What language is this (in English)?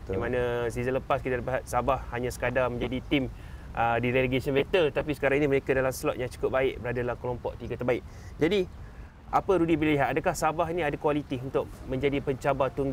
Malay